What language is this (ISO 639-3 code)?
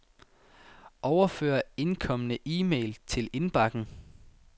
dan